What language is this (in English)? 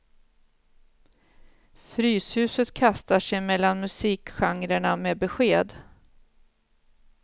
Swedish